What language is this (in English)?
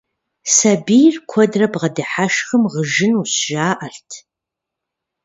Kabardian